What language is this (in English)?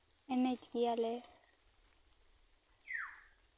Santali